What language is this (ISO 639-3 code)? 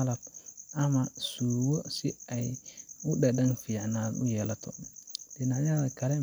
som